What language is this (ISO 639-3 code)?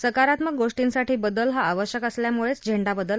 mar